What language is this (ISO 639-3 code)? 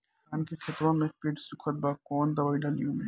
bho